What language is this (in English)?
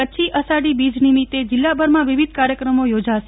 Gujarati